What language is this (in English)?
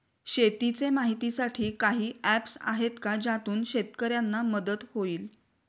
Marathi